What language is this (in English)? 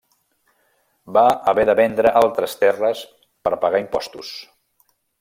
Catalan